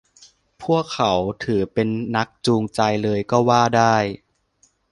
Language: Thai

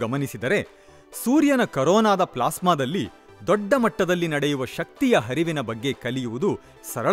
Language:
Hindi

